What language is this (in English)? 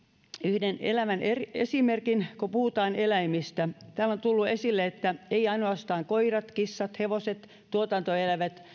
Finnish